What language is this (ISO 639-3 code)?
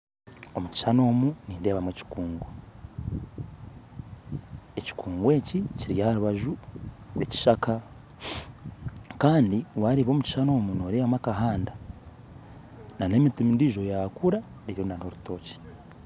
nyn